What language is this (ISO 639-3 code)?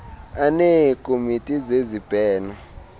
xho